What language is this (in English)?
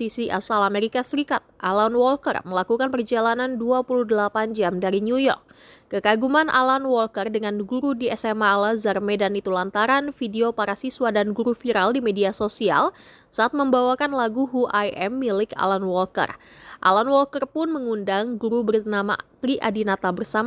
Indonesian